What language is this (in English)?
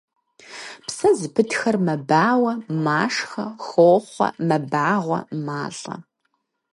Kabardian